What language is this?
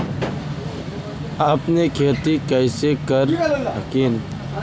Magahi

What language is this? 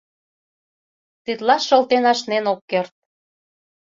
Mari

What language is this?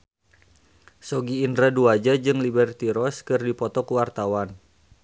Sundanese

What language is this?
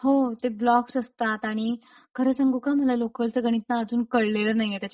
Marathi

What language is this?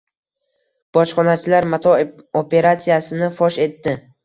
Uzbek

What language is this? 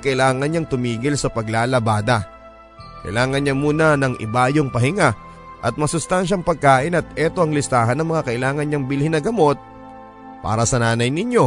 Filipino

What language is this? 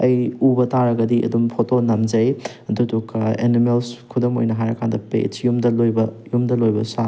Manipuri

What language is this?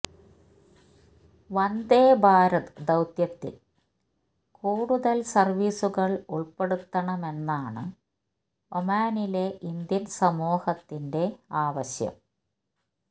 Malayalam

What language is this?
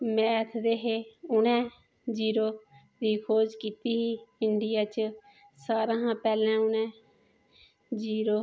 Dogri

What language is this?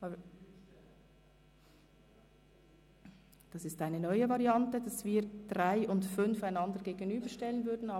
Swiss German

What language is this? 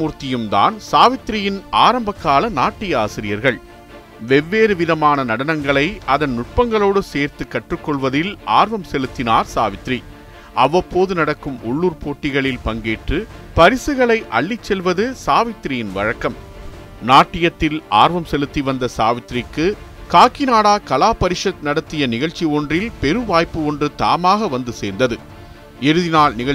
Tamil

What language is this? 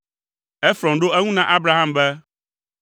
Ewe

